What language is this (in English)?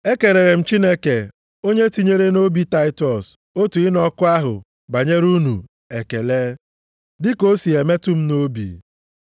Igbo